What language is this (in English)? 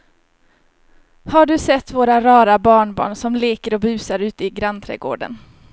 Swedish